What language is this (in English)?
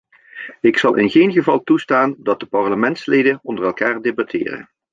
Dutch